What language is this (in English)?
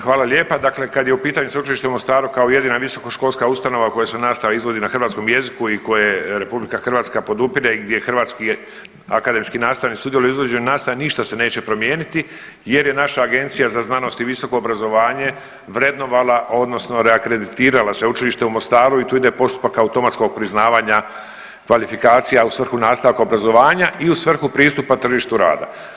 Croatian